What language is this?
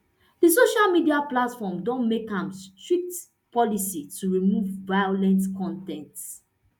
Nigerian Pidgin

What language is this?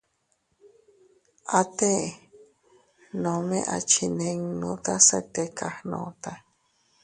Teutila Cuicatec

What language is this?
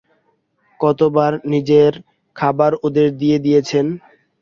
Bangla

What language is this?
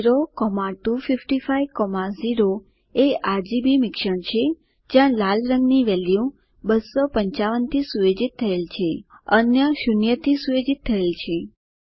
Gujarati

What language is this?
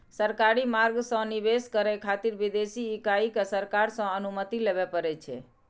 Maithili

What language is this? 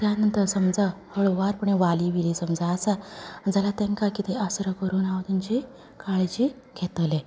Konkani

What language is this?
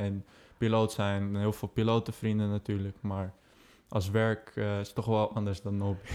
Dutch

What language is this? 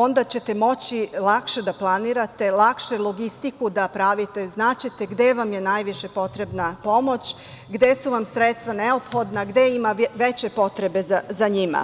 Serbian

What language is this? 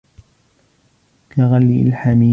Arabic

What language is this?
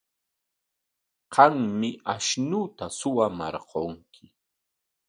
Corongo Ancash Quechua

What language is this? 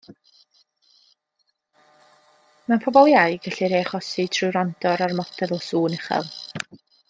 Welsh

